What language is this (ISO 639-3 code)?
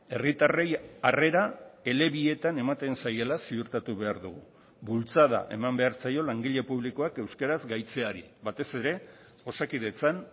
eus